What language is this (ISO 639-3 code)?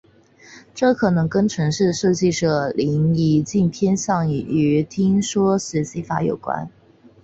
zho